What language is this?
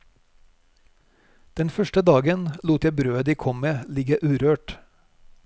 Norwegian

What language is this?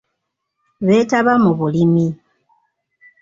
Ganda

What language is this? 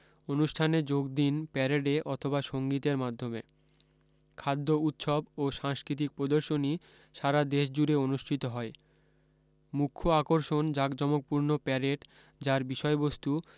Bangla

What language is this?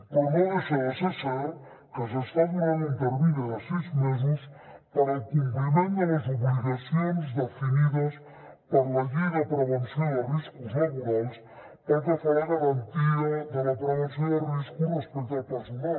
Catalan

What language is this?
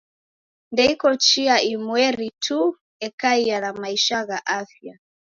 Taita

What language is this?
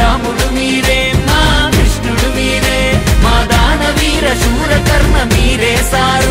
Telugu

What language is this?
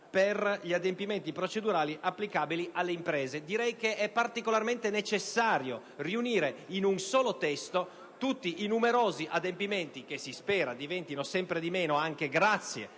Italian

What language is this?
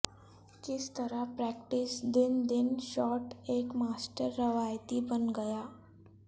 Urdu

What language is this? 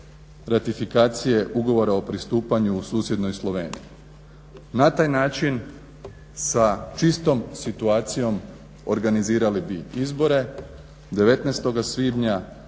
Croatian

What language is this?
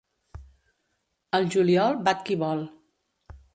Catalan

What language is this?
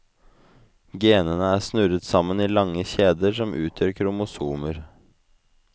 Norwegian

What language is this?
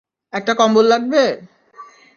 Bangla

